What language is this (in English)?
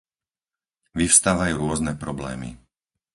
Slovak